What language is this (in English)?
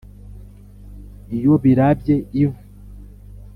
Kinyarwanda